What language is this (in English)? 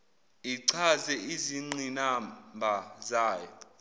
Zulu